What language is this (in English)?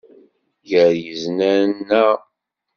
Kabyle